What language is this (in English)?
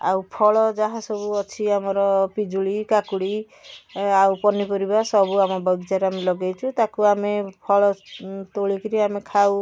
Odia